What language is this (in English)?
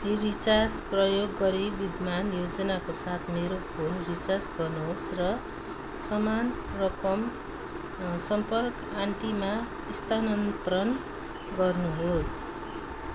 Nepali